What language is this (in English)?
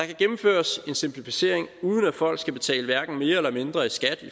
Danish